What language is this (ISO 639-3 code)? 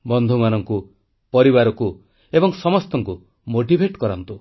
ori